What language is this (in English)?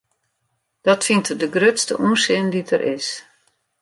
Western Frisian